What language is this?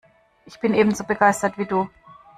German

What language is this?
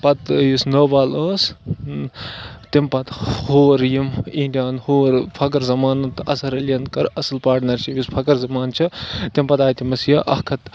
Kashmiri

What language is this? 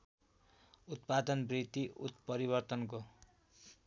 Nepali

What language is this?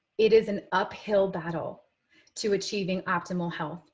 English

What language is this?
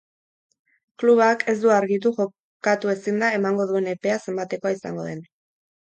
Basque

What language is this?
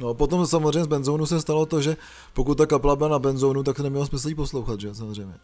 Czech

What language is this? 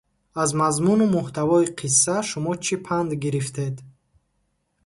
Tajik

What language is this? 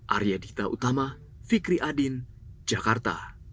Indonesian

